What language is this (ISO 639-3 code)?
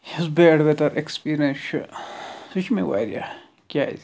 kas